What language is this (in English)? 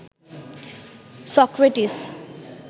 Bangla